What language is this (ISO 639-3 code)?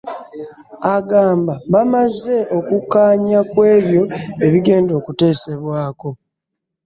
lug